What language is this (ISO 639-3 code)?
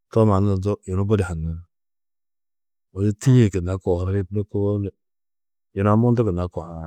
tuq